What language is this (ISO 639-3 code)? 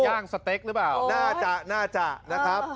tha